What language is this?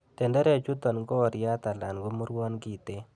Kalenjin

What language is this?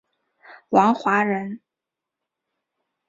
Chinese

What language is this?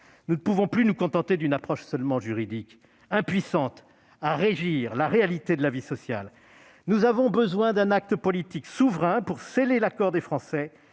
French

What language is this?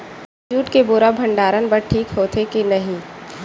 Chhattisgarhi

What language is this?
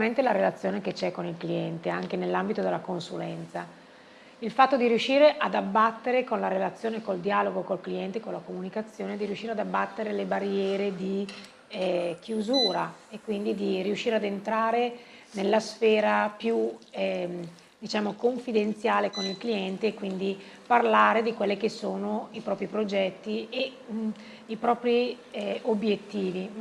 Italian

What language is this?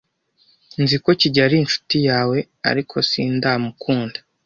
Kinyarwanda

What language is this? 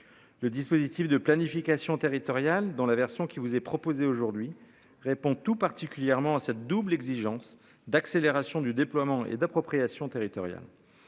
French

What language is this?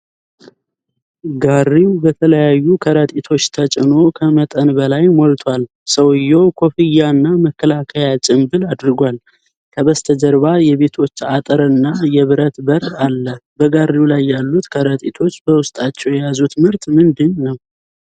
Amharic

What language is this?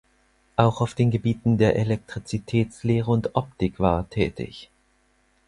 German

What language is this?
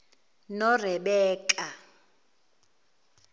Zulu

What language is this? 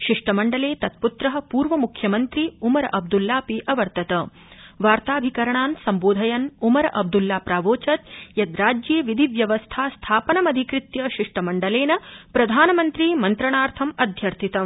Sanskrit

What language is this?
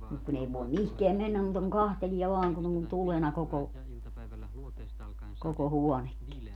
Finnish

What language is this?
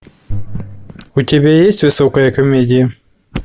Russian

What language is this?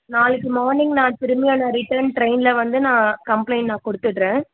Tamil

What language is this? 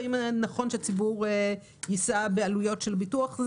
Hebrew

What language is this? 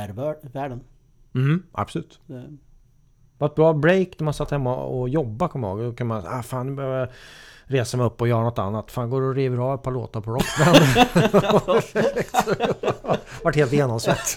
Swedish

